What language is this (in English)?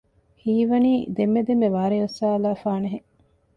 Divehi